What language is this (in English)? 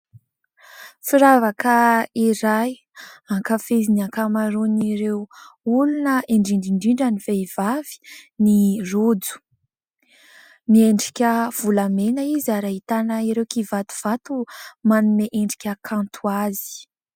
Malagasy